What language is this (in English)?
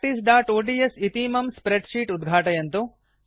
Sanskrit